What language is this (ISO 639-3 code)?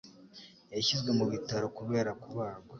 kin